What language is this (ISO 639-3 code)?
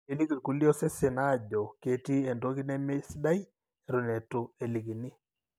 mas